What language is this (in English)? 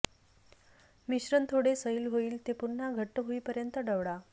Marathi